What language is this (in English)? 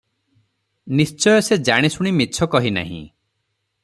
Odia